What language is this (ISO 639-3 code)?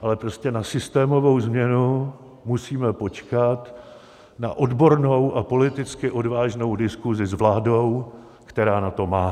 ces